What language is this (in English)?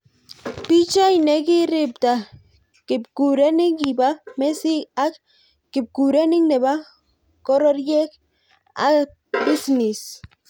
Kalenjin